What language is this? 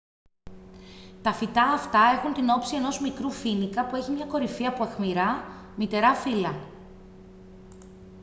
Greek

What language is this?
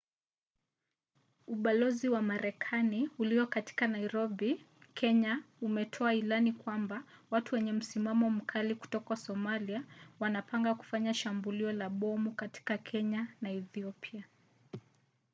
Swahili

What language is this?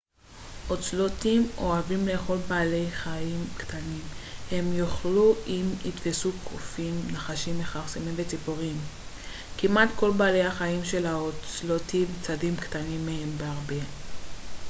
Hebrew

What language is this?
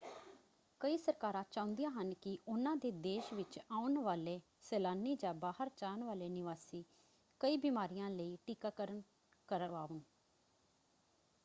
Punjabi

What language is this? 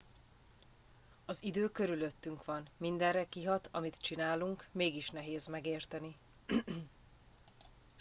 Hungarian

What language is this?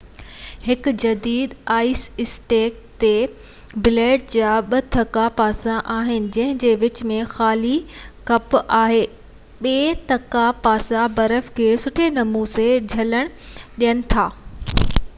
Sindhi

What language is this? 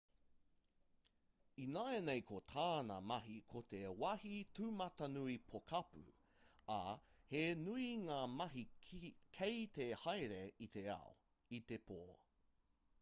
Māori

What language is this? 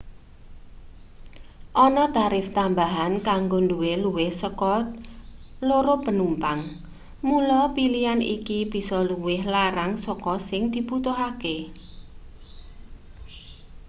Javanese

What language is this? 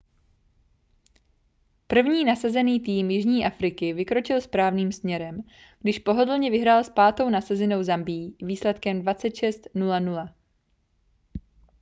Czech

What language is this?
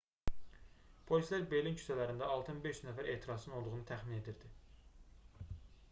Azerbaijani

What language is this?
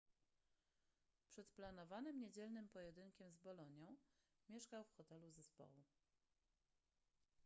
Polish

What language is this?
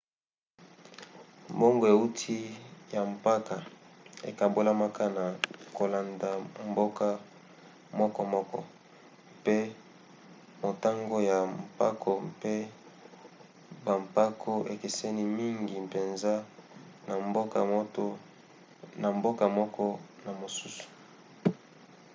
Lingala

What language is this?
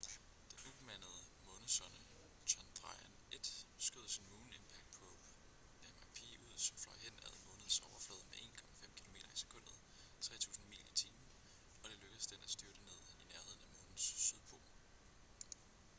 Danish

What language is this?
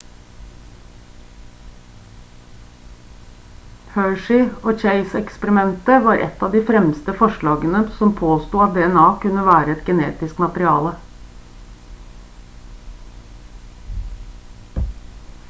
Norwegian Bokmål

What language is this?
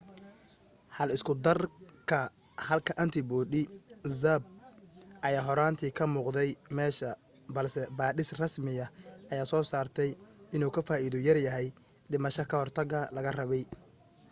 Somali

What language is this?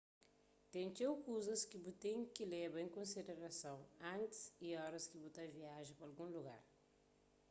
Kabuverdianu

